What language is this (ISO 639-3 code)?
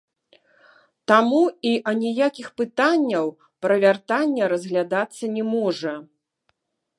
bel